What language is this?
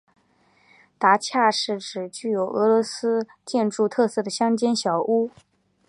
Chinese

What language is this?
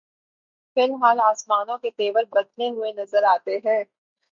Urdu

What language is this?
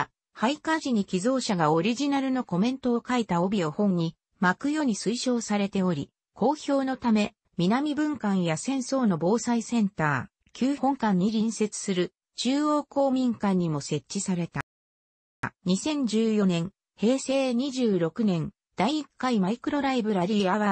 Japanese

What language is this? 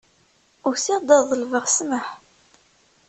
Kabyle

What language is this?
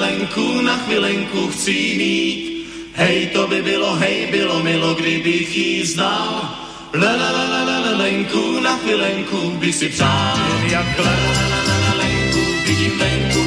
Slovak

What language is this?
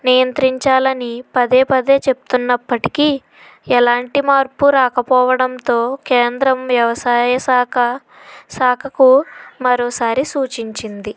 Telugu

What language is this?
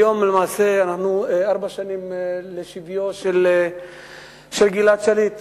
Hebrew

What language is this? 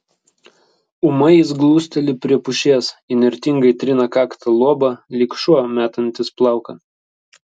Lithuanian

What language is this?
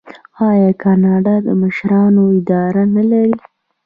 Pashto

